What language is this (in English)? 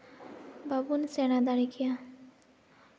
Santali